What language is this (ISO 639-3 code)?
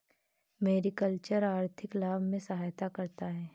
hin